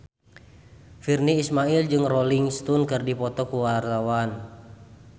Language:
Sundanese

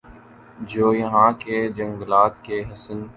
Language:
Urdu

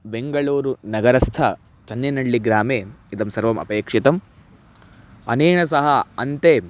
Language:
Sanskrit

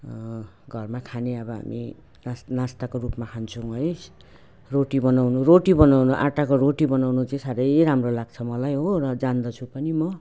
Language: Nepali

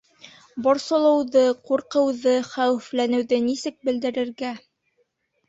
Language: Bashkir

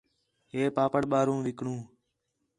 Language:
Khetrani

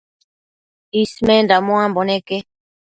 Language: Matsés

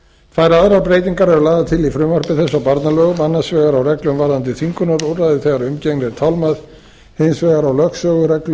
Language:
Icelandic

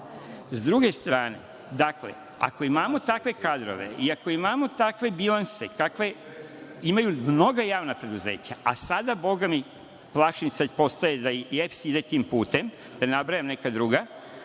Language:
Serbian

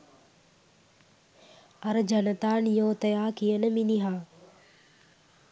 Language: Sinhala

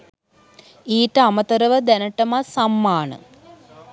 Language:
Sinhala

